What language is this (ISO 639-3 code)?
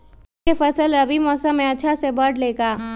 mag